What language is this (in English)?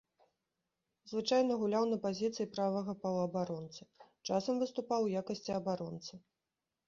Belarusian